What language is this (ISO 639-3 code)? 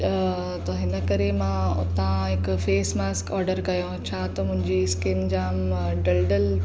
snd